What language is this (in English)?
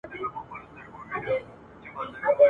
Pashto